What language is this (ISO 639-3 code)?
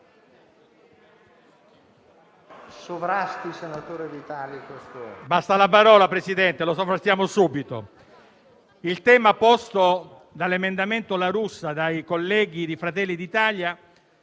ita